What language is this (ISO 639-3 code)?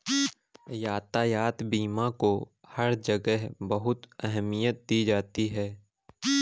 hin